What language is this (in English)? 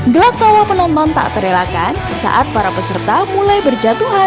Indonesian